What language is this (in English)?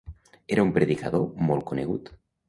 Catalan